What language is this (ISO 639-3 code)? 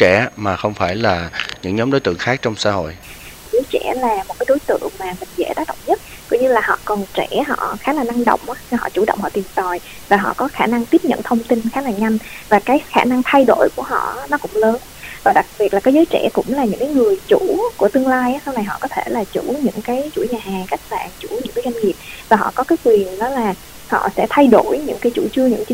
vie